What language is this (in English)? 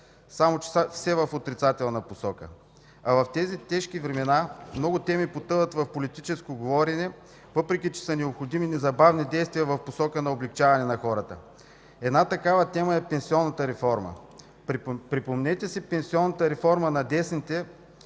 Bulgarian